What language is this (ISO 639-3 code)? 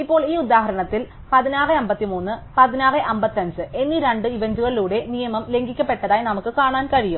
mal